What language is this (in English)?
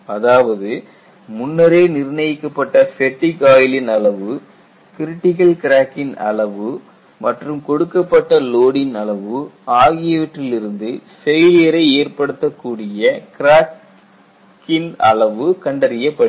Tamil